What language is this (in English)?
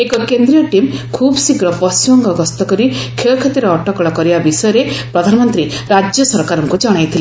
Odia